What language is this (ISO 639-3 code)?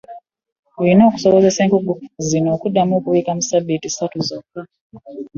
lug